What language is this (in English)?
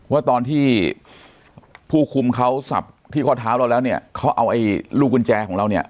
Thai